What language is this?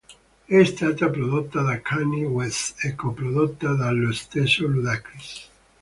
Italian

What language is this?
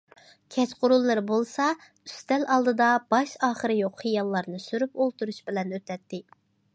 Uyghur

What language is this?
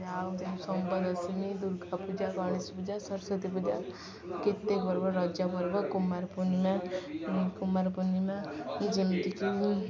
Odia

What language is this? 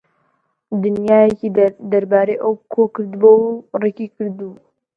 Central Kurdish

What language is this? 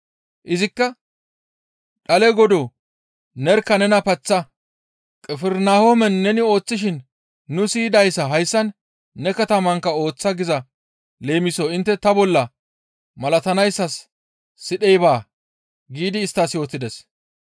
Gamo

